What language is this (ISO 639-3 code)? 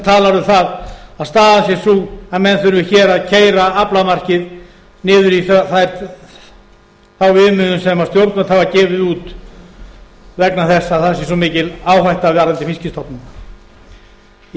isl